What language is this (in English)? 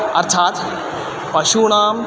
Sanskrit